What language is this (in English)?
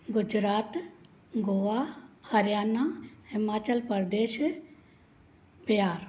Sindhi